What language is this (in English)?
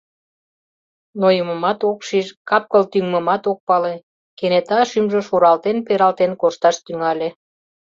Mari